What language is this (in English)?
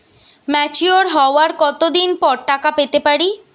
Bangla